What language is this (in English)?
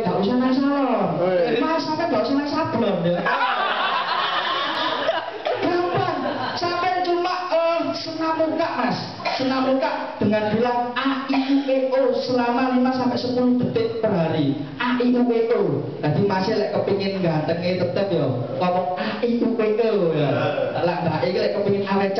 Indonesian